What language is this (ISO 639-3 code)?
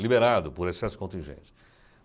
por